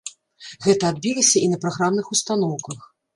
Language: Belarusian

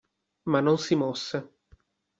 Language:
Italian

